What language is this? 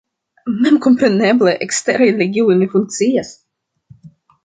Esperanto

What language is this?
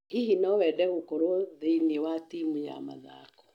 Kikuyu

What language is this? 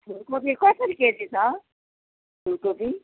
Nepali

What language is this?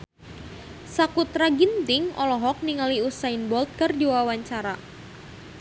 Sundanese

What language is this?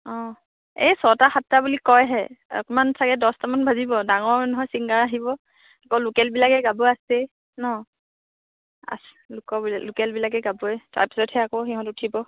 Assamese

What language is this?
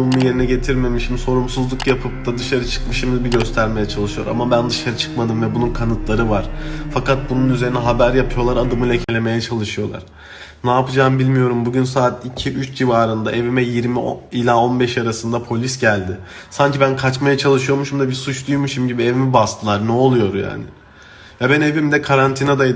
Turkish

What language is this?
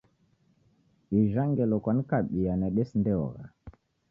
Taita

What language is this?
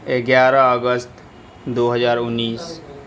Urdu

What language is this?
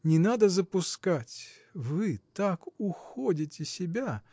Russian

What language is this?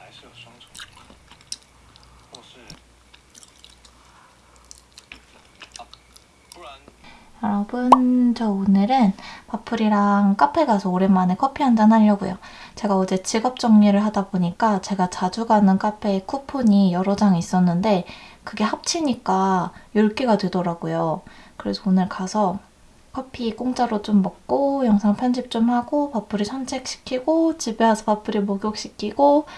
Korean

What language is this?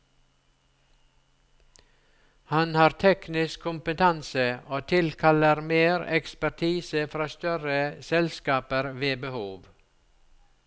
Norwegian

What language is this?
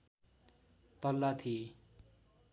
Nepali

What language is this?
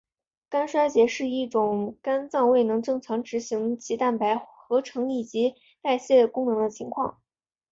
Chinese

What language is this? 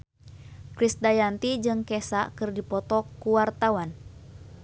Sundanese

